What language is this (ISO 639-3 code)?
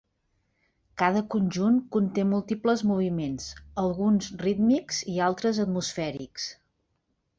cat